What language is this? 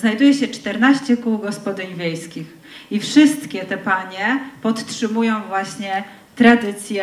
Polish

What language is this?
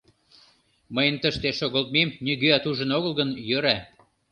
Mari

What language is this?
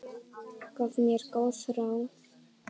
Icelandic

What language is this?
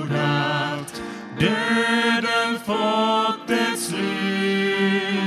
Swedish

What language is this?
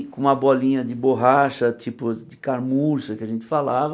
Portuguese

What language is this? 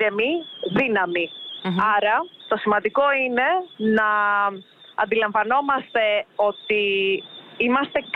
Greek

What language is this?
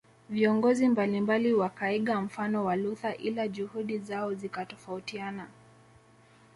Swahili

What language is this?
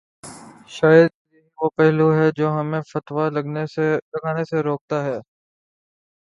Urdu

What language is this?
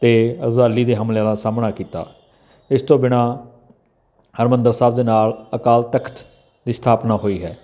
Punjabi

